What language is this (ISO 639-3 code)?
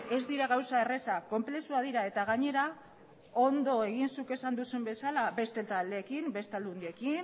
eus